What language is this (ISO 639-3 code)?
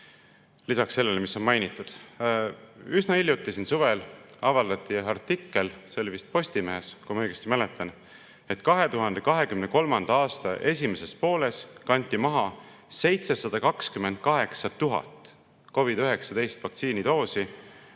est